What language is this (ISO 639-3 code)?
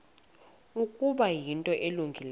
xho